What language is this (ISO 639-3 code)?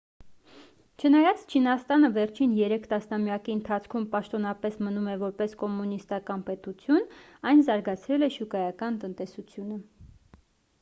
hye